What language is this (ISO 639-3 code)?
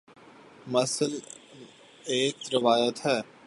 urd